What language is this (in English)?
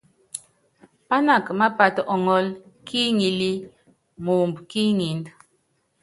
Yangben